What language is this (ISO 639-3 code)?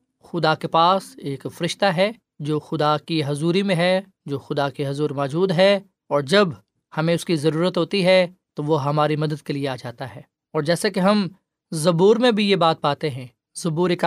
urd